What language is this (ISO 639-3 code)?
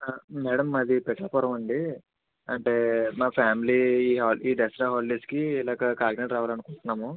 tel